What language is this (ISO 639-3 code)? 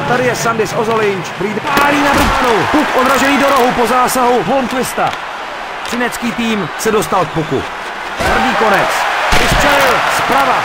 ces